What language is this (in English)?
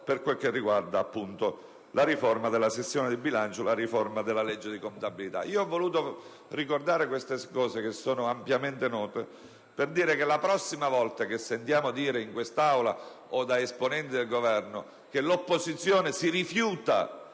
Italian